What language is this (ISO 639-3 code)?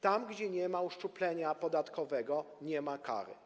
pol